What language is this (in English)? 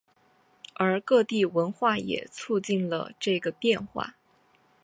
Chinese